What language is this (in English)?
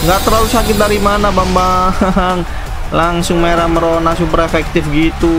Indonesian